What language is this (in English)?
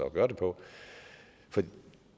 Danish